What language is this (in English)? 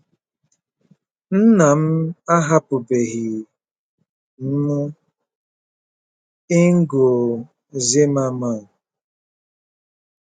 Igbo